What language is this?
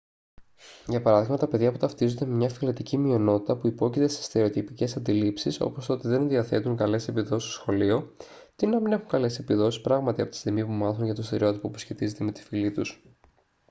Greek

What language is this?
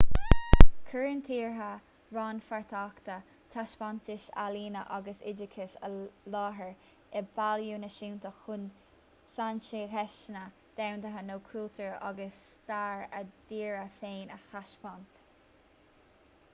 Irish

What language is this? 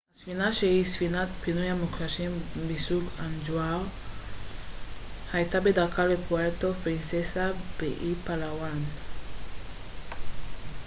Hebrew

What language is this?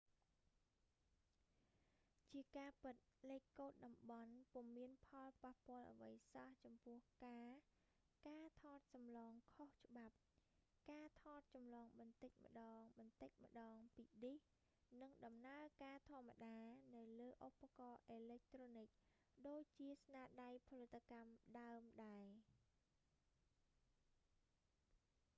Khmer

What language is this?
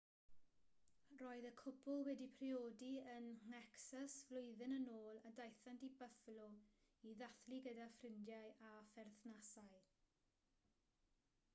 Welsh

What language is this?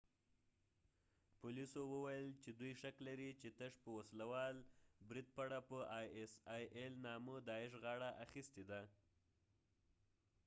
Pashto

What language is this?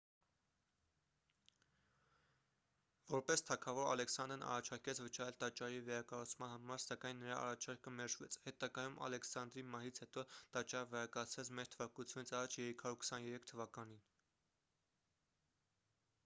Armenian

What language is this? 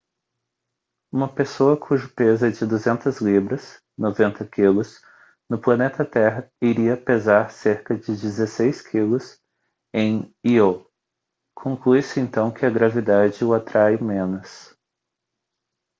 Portuguese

